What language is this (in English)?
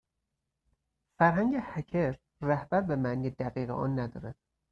Persian